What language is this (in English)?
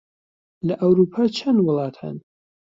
Central Kurdish